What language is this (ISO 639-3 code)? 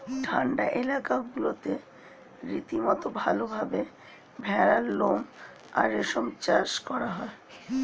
ben